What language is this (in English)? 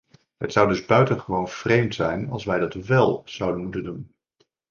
Dutch